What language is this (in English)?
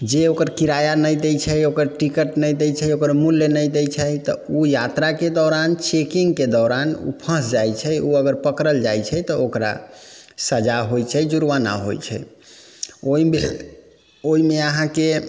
Maithili